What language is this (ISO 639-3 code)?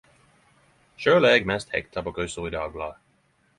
nno